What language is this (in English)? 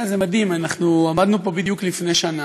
Hebrew